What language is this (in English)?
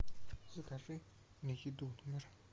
Russian